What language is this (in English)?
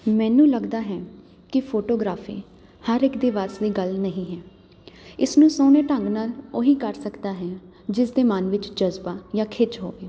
Punjabi